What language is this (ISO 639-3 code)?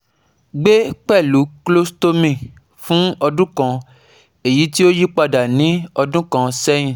yor